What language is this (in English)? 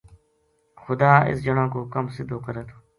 Gujari